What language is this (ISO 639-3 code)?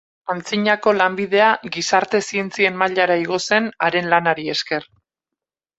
eus